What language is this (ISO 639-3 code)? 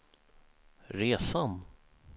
swe